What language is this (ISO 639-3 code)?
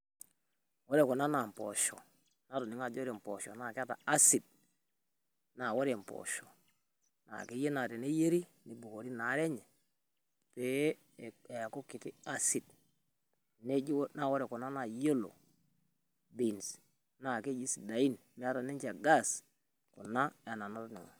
mas